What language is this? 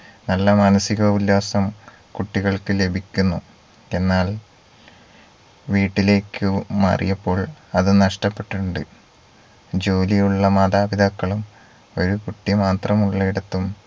Malayalam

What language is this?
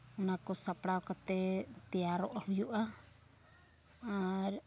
Santali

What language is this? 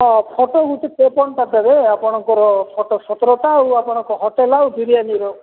Odia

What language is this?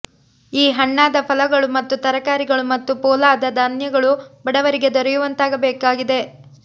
Kannada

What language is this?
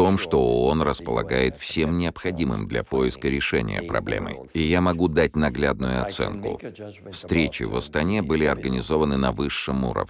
Russian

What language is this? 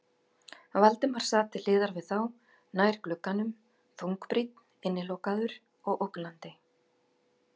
Icelandic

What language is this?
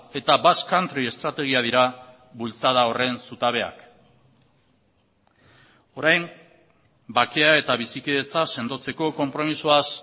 Basque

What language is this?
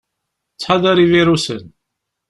Kabyle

